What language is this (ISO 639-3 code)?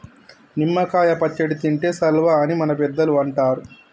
tel